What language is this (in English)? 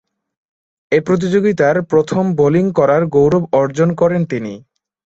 Bangla